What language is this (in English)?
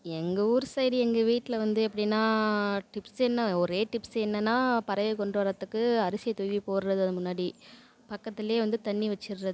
Tamil